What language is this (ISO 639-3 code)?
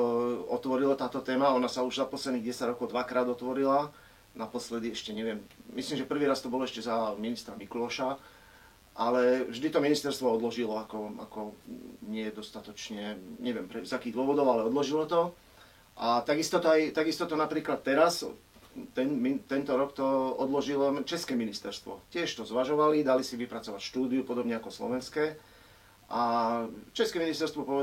slk